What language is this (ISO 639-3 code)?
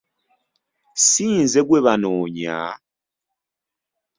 lug